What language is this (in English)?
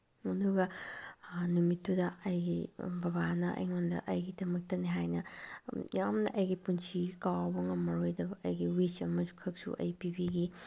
Manipuri